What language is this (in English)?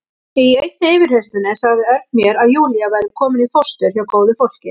Icelandic